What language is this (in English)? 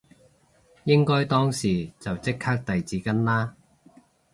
Cantonese